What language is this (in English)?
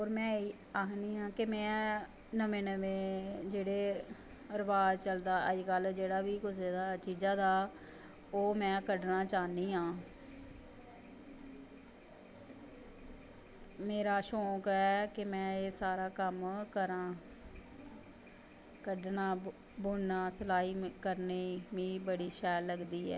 Dogri